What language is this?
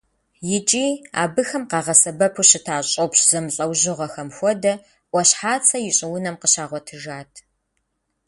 Kabardian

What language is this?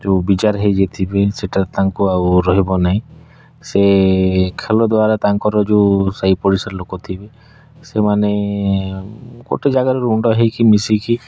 Odia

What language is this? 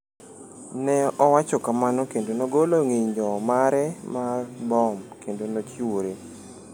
Luo (Kenya and Tanzania)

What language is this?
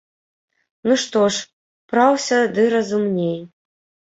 Belarusian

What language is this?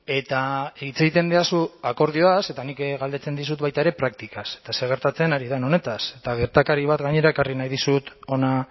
Basque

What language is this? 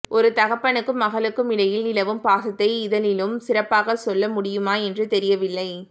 Tamil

